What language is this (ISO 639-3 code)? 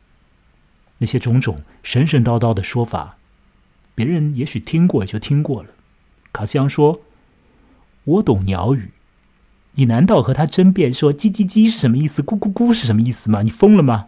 zho